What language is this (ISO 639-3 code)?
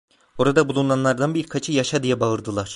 tur